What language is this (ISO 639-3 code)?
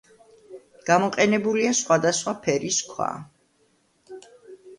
kat